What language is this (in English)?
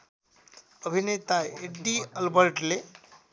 Nepali